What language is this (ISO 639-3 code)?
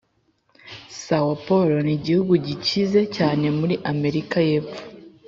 kin